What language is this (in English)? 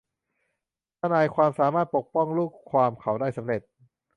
Thai